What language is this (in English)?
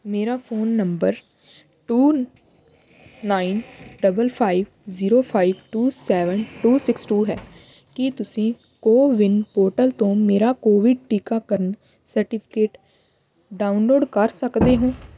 Punjabi